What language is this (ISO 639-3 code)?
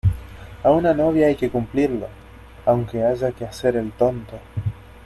spa